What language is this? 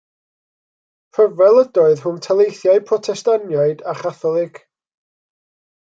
Welsh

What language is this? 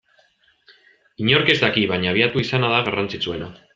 Basque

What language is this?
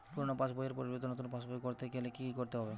Bangla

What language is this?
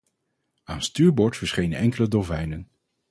Dutch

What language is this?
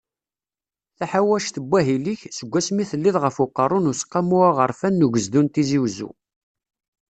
Kabyle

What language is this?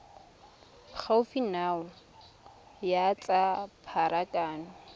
Tswana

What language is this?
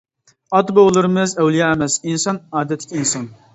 Uyghur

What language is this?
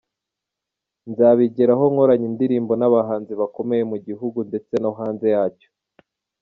Kinyarwanda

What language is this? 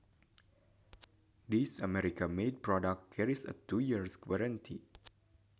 Sundanese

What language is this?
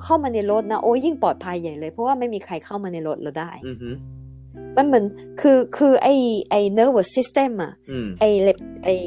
Thai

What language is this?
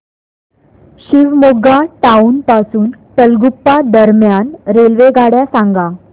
Marathi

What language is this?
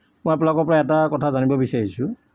Assamese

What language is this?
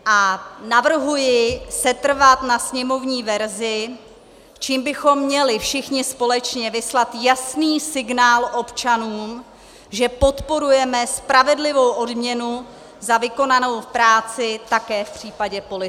Czech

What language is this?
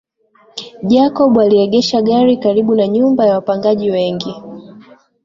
Swahili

